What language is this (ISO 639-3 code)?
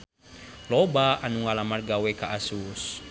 sun